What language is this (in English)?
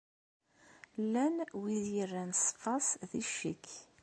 Kabyle